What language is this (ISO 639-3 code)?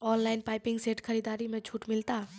mai